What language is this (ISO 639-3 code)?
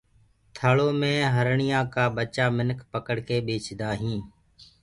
ggg